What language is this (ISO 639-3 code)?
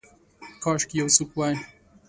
pus